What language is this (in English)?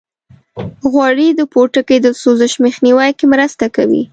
Pashto